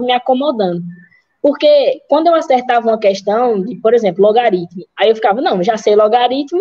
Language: Portuguese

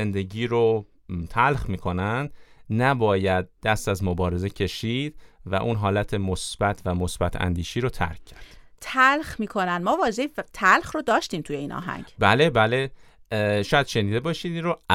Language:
Persian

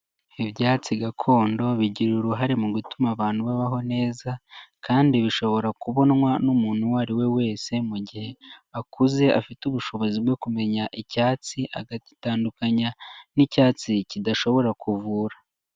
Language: Kinyarwanda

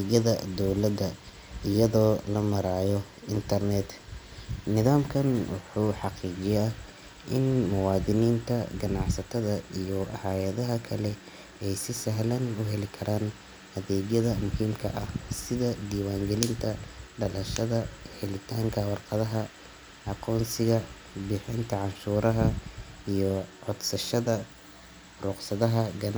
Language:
Somali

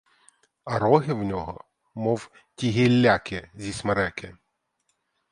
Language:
Ukrainian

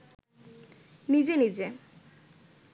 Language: Bangla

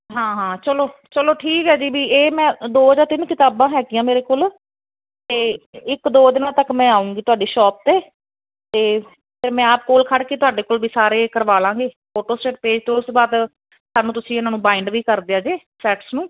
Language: Punjabi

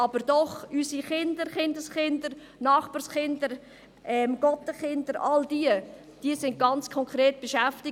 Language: Swiss German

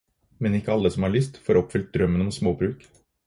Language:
Norwegian Bokmål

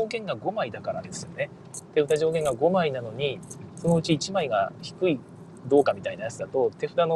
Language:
Japanese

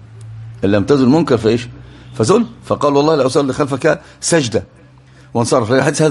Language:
Arabic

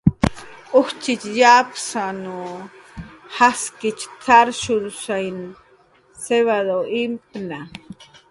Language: Jaqaru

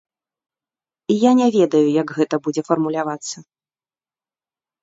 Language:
Belarusian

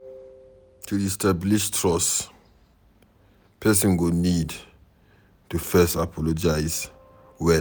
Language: Nigerian Pidgin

